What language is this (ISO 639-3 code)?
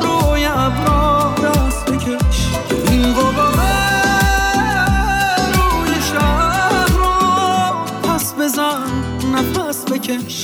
fas